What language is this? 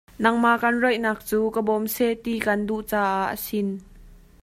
Hakha Chin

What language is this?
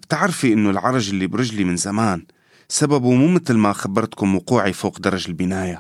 Arabic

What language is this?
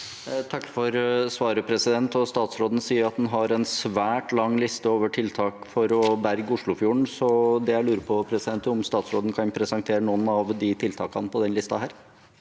Norwegian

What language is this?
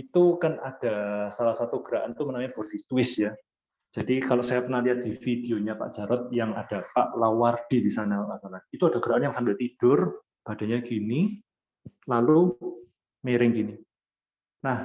Indonesian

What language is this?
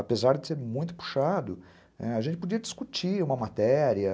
Portuguese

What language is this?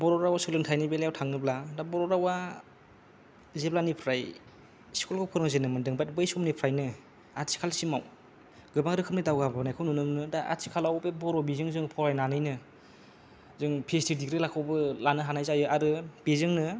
Bodo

